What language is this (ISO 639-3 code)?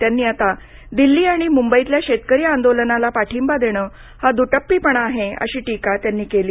mar